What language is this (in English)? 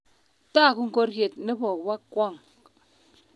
Kalenjin